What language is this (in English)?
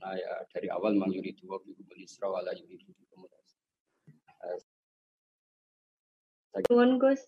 Indonesian